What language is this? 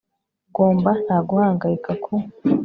Kinyarwanda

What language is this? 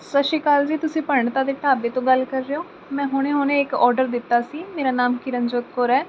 Punjabi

